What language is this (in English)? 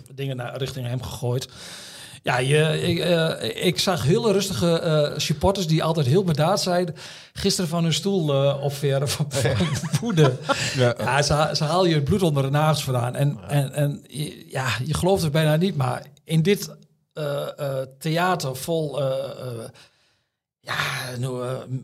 Dutch